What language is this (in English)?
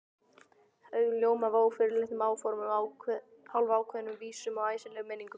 Icelandic